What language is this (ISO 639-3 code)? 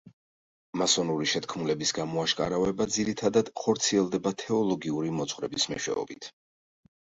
kat